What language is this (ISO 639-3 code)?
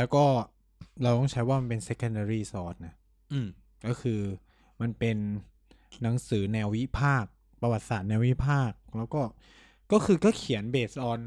tha